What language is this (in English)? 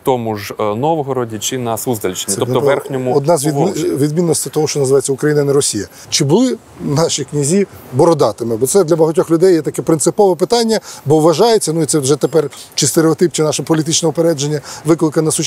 Ukrainian